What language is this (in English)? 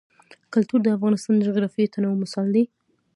Pashto